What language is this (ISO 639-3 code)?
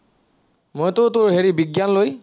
asm